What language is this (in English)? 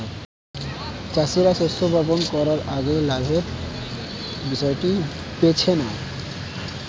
Bangla